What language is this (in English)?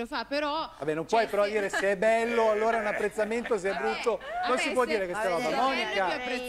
Italian